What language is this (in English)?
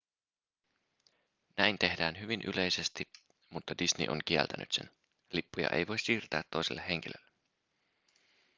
Finnish